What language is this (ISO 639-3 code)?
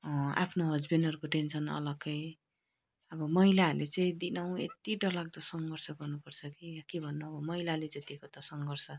nep